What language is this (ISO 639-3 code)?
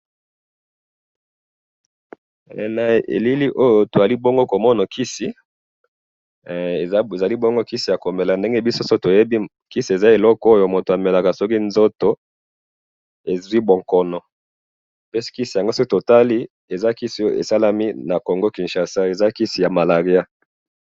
lin